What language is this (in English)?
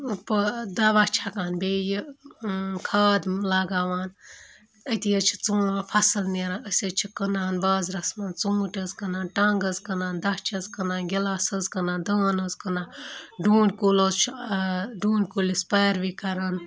Kashmiri